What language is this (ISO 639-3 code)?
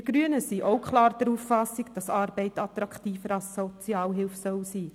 gsw